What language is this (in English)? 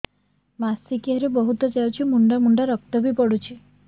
Odia